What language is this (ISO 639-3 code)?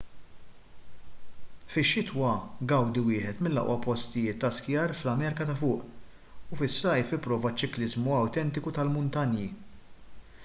mlt